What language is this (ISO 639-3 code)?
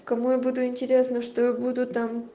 rus